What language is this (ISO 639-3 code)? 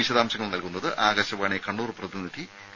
mal